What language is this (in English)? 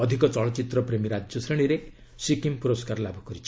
Odia